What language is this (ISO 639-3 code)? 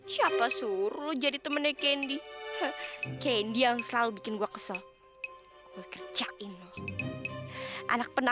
ind